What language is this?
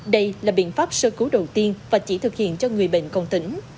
Vietnamese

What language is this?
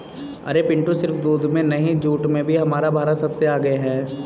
Hindi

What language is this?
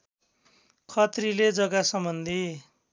Nepali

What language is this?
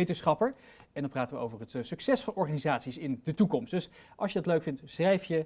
Dutch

